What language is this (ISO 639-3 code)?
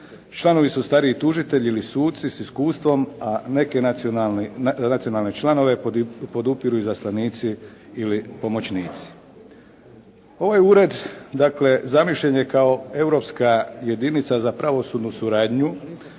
hrv